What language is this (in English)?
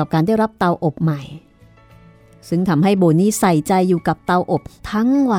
Thai